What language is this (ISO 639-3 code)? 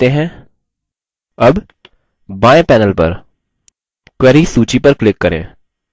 hin